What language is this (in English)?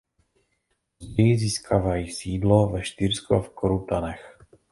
Czech